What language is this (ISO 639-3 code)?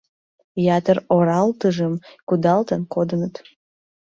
chm